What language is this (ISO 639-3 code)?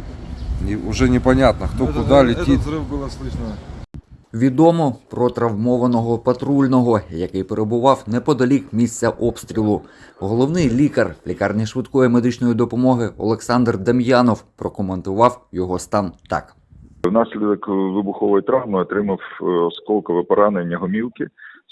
ukr